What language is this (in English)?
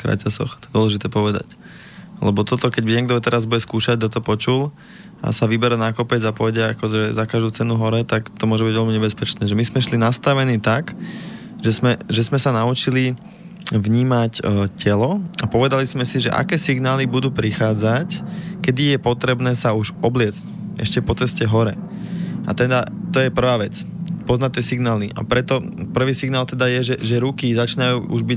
Slovak